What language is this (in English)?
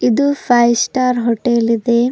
Kannada